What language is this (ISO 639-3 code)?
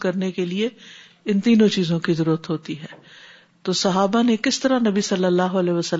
urd